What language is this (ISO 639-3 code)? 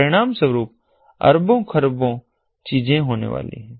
hin